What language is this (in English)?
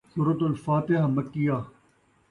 Saraiki